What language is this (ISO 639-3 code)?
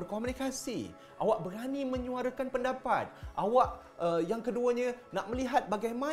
msa